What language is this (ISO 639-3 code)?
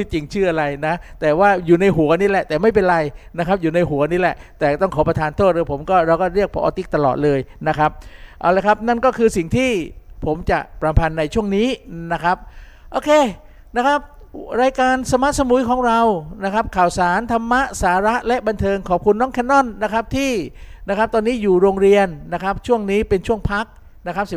tha